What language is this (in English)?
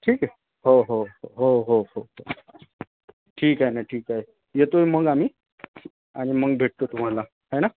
Marathi